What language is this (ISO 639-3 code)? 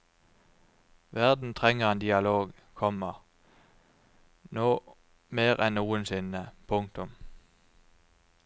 nor